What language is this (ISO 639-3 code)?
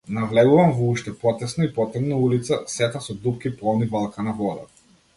mkd